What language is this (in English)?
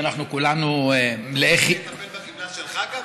Hebrew